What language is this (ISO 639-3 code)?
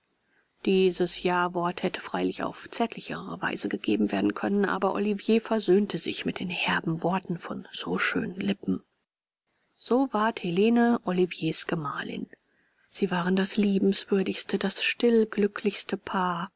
deu